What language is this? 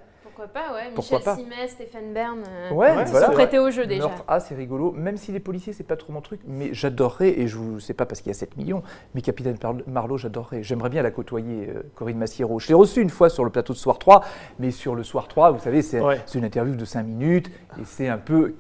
French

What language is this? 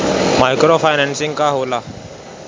Bhojpuri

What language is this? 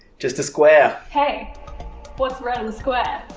English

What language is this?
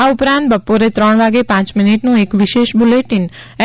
Gujarati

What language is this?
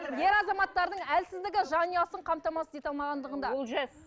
Kazakh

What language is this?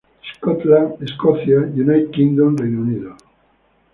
Spanish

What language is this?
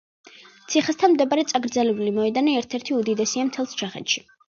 Georgian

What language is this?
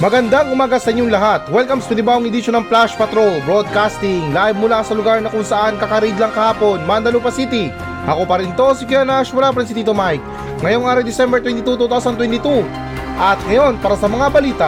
Filipino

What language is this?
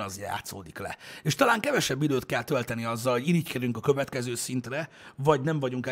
Hungarian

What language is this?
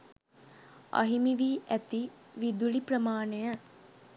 Sinhala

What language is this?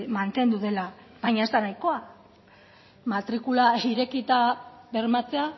Basque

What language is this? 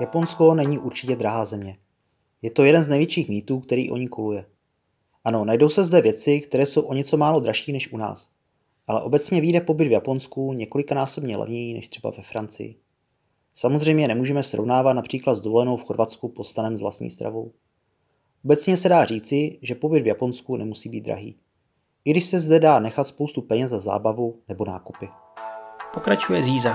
Czech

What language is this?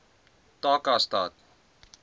Afrikaans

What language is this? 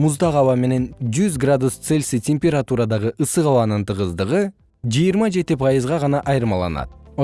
Kyrgyz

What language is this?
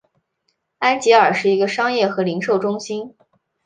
Chinese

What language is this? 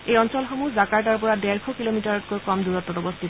Assamese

